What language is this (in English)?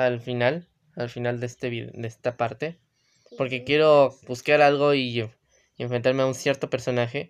Spanish